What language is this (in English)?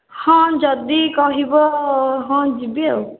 Odia